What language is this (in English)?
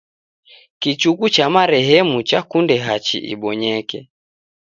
Taita